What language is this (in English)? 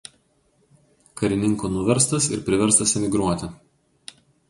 Lithuanian